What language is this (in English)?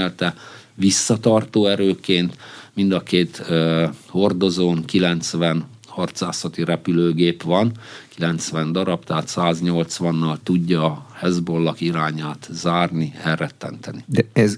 Hungarian